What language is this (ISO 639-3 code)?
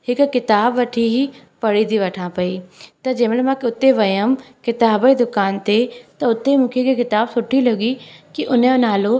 snd